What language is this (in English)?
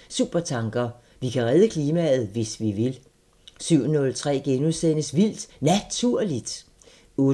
Danish